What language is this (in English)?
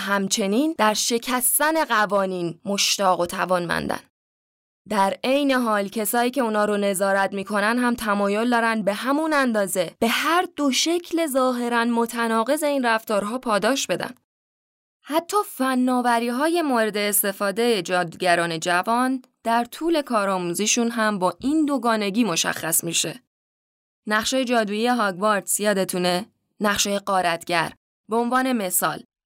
Persian